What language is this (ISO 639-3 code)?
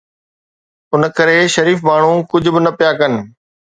snd